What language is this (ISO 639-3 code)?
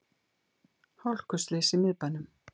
isl